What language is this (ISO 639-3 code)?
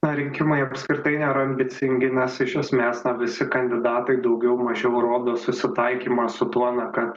lit